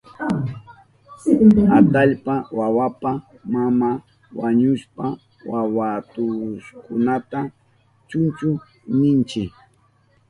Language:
Southern Pastaza Quechua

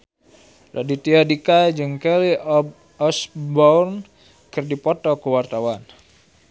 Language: Sundanese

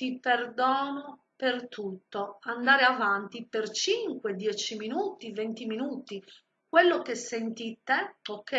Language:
Italian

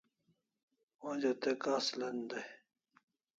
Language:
Kalasha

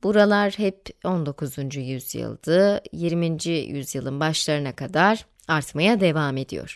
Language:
Turkish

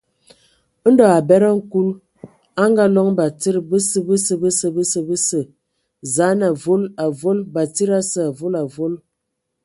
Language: Ewondo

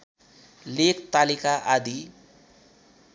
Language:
Nepali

